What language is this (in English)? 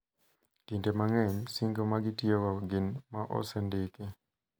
Luo (Kenya and Tanzania)